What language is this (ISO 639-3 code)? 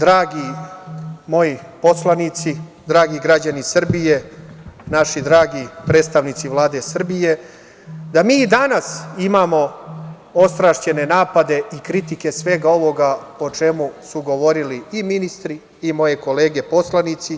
srp